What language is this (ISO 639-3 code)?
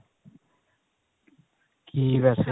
pan